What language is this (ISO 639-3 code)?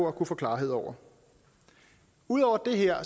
dan